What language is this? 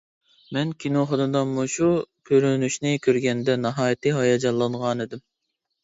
Uyghur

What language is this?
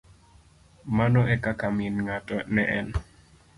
Luo (Kenya and Tanzania)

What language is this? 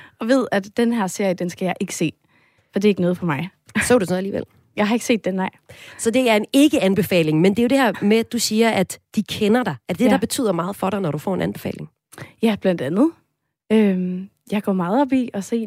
Danish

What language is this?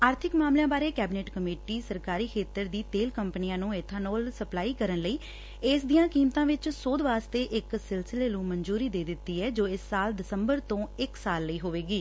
Punjabi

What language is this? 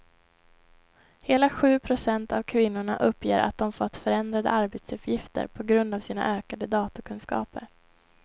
Swedish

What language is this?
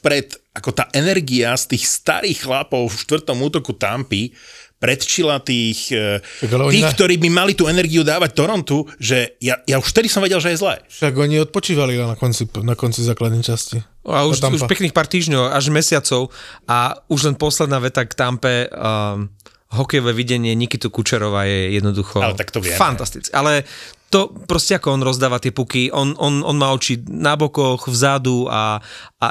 Slovak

